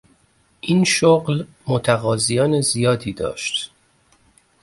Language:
Persian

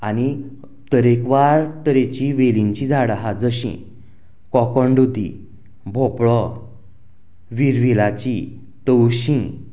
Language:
Konkani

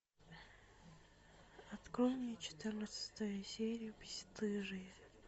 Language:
Russian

